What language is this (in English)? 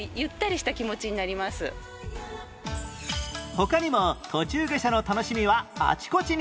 Japanese